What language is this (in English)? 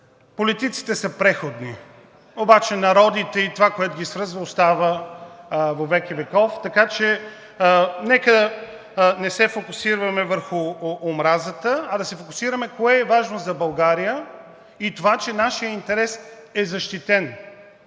Bulgarian